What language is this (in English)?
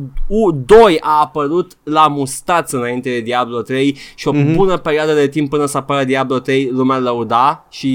Romanian